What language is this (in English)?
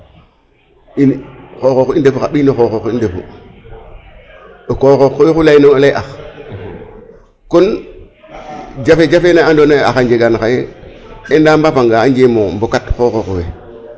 Serer